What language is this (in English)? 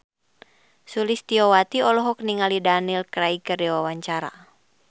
Sundanese